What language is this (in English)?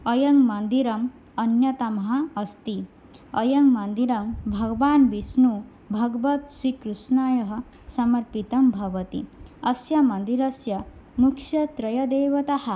Sanskrit